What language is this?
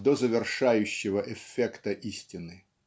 Russian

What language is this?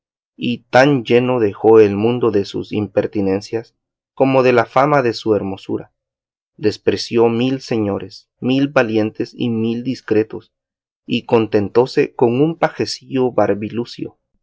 Spanish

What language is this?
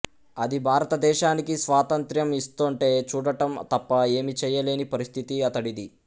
Telugu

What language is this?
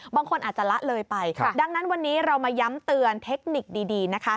Thai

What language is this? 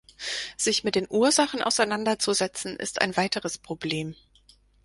German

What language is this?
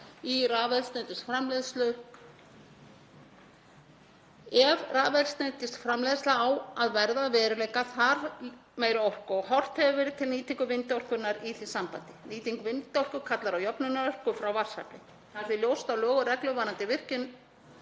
Icelandic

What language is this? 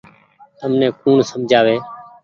Goaria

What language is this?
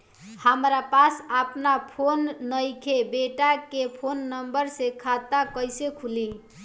Bhojpuri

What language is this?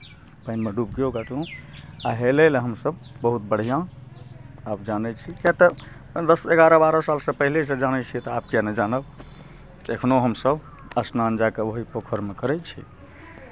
Maithili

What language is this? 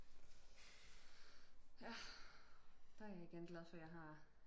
Danish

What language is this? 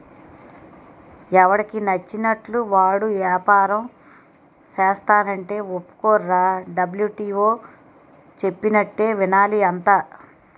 Telugu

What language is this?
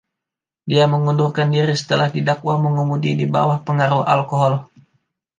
Indonesian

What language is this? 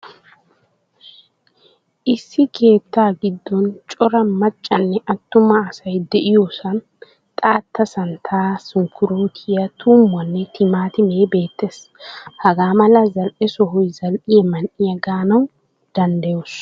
Wolaytta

